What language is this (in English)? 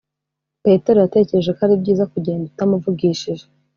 Kinyarwanda